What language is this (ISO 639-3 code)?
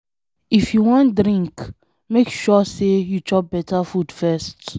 pcm